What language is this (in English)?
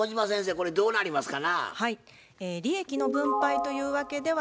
Japanese